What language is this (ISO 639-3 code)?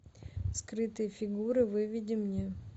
rus